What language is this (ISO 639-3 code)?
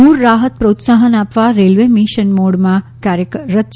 guj